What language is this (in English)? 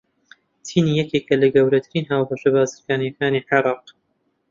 Central Kurdish